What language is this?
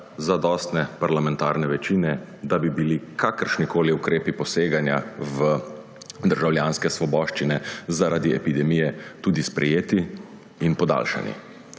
Slovenian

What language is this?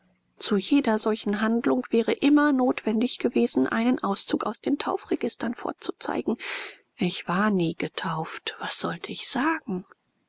German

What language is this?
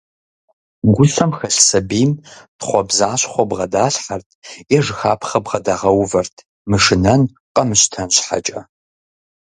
Kabardian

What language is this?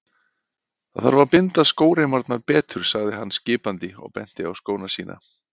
Icelandic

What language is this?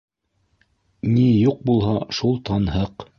Bashkir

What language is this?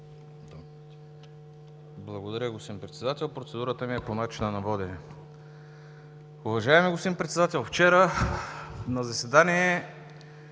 Bulgarian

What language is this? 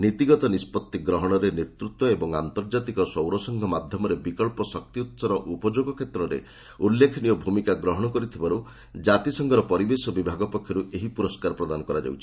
Odia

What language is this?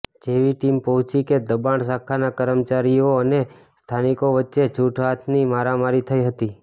Gujarati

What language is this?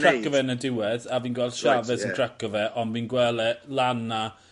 Welsh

